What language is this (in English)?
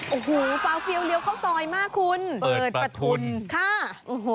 Thai